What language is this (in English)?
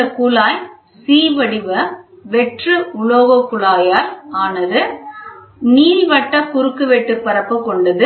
Tamil